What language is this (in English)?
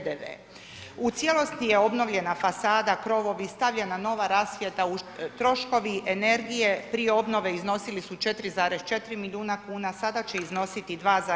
Croatian